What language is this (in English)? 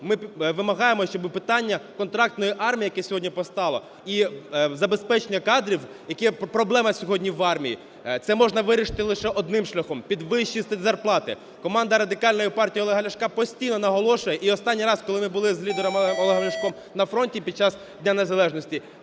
Ukrainian